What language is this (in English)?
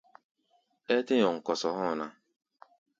Gbaya